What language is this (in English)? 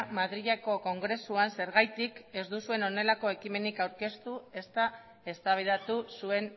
Basque